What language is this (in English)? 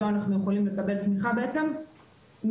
Hebrew